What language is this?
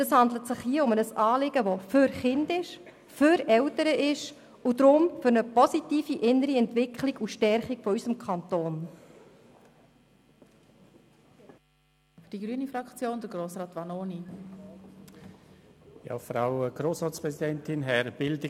Swiss German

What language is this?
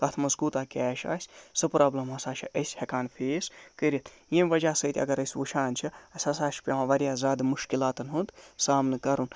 Kashmiri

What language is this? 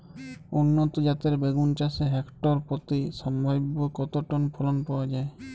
Bangla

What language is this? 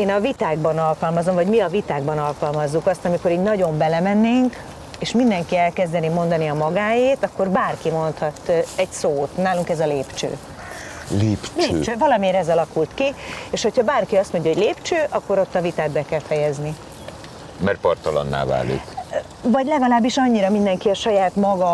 Hungarian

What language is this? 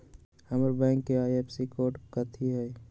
Magahi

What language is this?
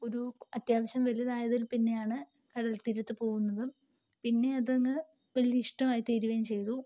Malayalam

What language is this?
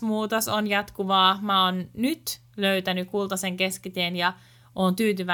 Finnish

